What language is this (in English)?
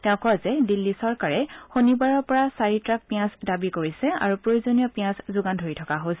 Assamese